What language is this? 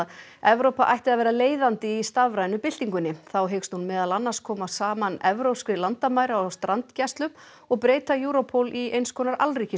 Icelandic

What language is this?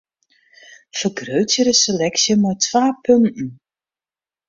Western Frisian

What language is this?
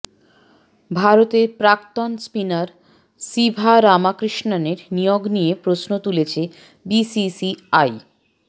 Bangla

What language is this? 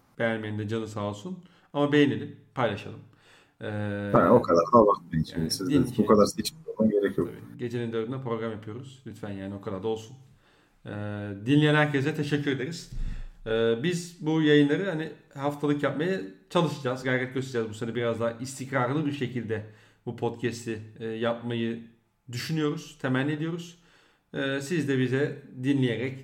Turkish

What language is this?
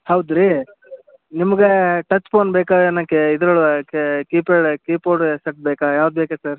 Kannada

